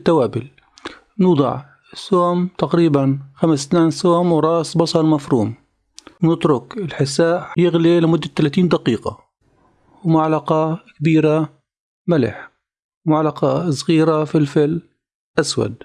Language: Arabic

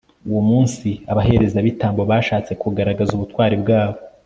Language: Kinyarwanda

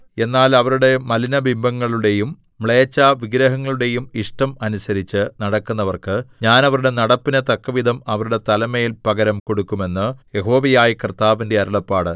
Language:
Malayalam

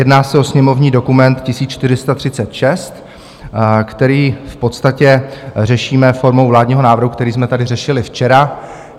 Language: Czech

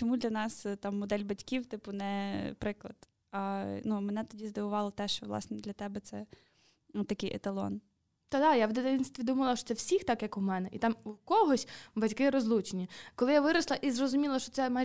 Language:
Ukrainian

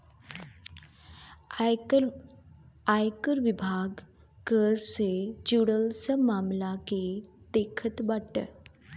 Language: Bhojpuri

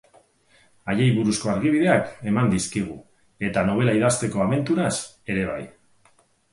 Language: Basque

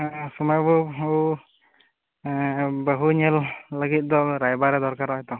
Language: Santali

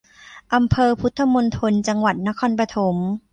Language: Thai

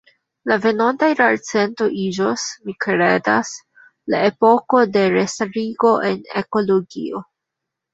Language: Esperanto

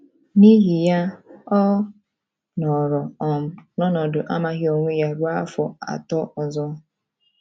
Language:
Igbo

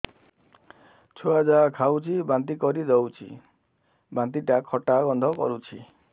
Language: Odia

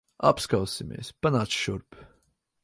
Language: Latvian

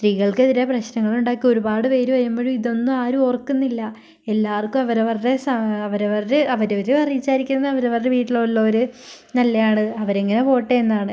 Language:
Malayalam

